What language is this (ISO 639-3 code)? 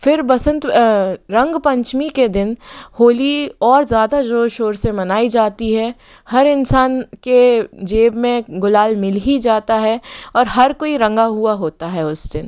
hin